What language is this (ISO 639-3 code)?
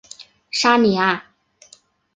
zho